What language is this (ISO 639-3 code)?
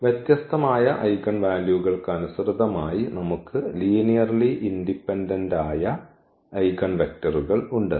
mal